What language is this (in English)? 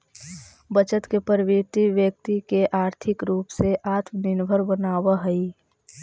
Magahi